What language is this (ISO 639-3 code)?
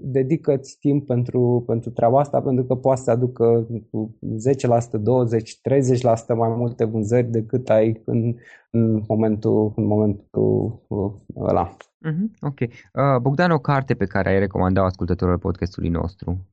ron